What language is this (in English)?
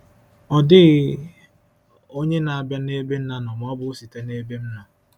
Igbo